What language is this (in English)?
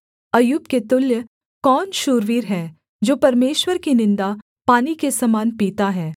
Hindi